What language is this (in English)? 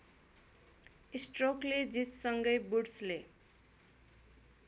Nepali